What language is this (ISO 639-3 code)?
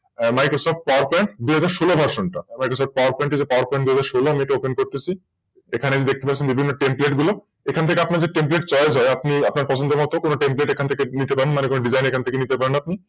ben